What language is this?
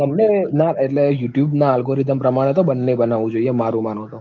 Gujarati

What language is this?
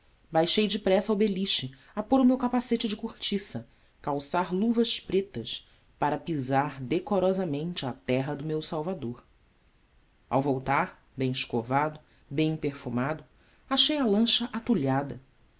Portuguese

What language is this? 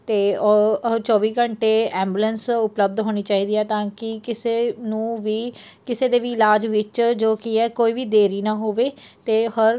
Punjabi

